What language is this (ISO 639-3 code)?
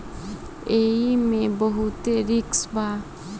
bho